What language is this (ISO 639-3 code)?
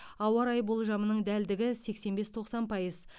kaz